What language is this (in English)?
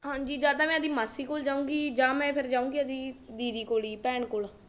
Punjabi